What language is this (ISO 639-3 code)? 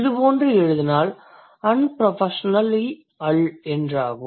tam